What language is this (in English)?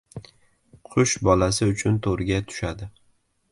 Uzbek